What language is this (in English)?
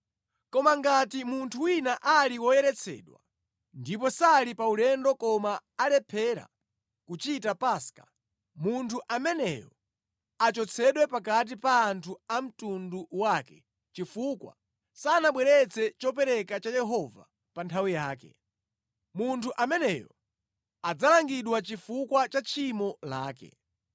Nyanja